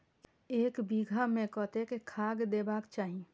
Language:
Maithili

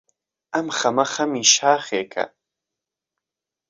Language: Central Kurdish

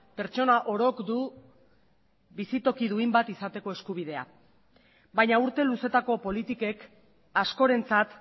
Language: Basque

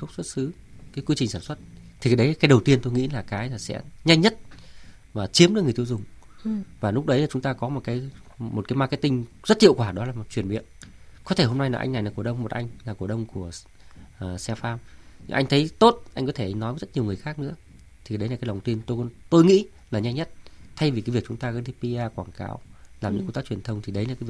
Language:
Vietnamese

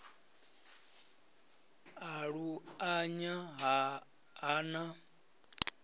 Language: Venda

